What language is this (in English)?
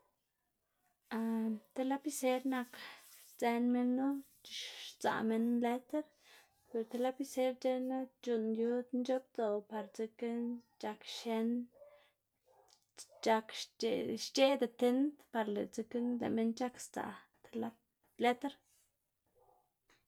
Xanaguía Zapotec